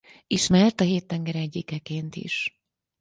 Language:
Hungarian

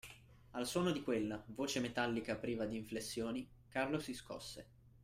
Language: Italian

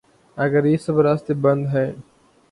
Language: Urdu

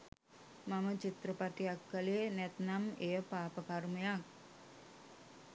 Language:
Sinhala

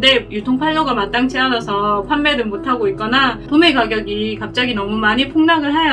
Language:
Korean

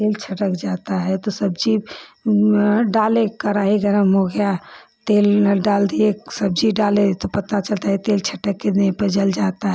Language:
Hindi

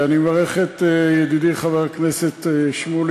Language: Hebrew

